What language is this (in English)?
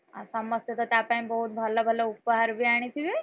Odia